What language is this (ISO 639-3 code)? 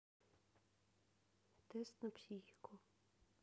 rus